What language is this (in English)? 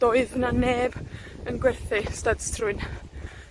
Welsh